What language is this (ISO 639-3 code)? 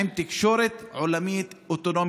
heb